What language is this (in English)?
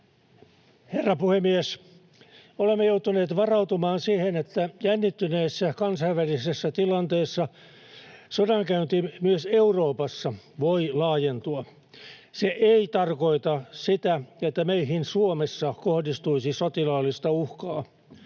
Finnish